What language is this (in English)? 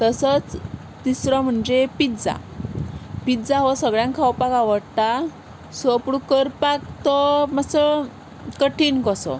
Konkani